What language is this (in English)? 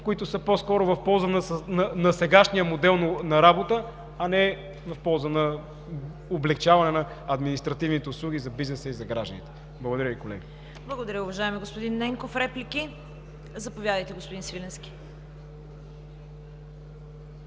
Bulgarian